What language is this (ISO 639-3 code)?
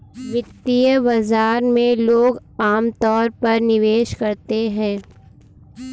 hin